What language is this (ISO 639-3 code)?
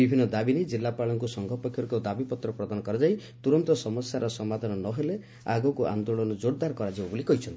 ori